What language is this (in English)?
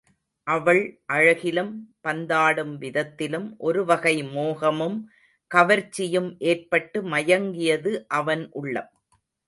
Tamil